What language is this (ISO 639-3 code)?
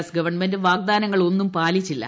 mal